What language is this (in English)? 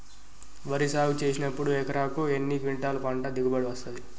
Telugu